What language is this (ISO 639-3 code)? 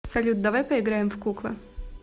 rus